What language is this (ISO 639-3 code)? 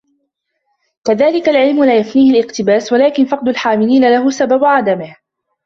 ara